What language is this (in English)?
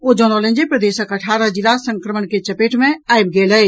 Maithili